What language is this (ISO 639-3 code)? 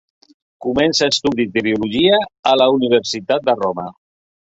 cat